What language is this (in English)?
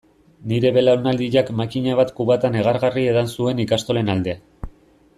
Basque